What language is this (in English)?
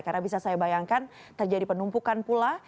Indonesian